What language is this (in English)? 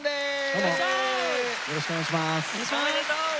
Japanese